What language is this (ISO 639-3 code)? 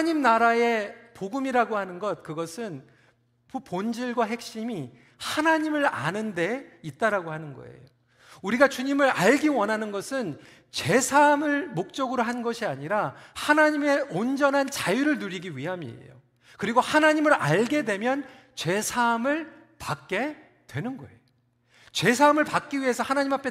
kor